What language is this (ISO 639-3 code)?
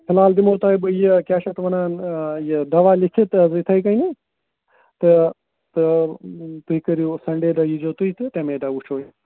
kas